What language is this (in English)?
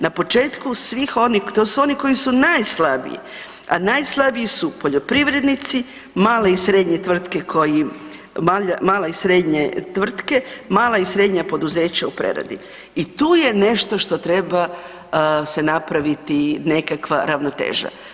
Croatian